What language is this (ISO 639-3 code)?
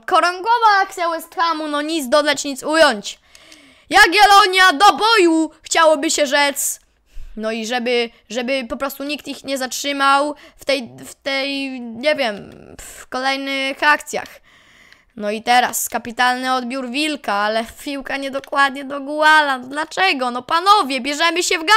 pol